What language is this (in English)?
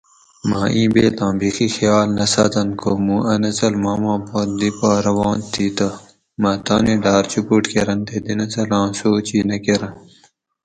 Gawri